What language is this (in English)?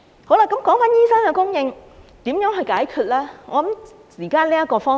Cantonese